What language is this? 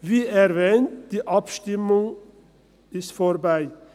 Swiss German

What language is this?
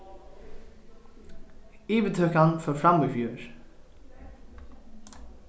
Faroese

